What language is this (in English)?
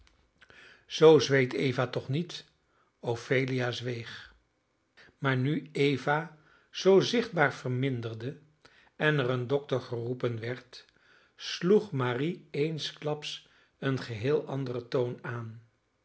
Dutch